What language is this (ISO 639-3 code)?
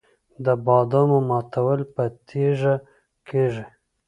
pus